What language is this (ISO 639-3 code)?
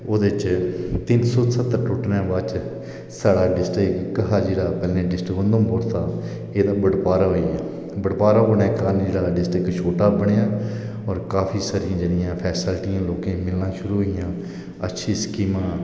doi